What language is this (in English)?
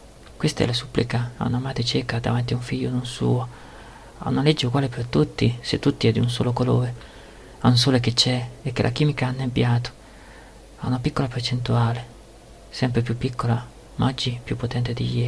Italian